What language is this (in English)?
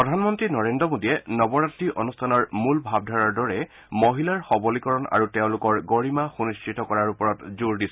Assamese